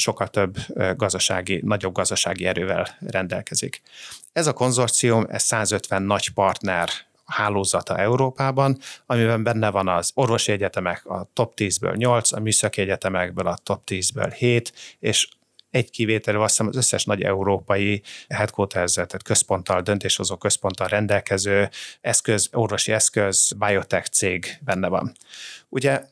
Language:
Hungarian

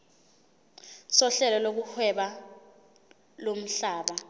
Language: Zulu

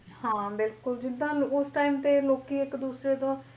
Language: Punjabi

